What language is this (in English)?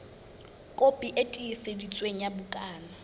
Southern Sotho